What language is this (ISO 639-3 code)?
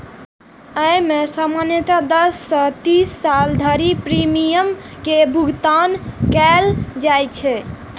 mai